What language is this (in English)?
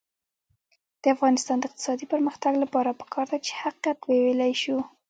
Pashto